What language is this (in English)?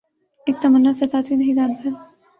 Urdu